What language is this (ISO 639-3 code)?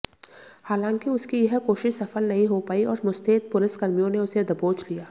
hin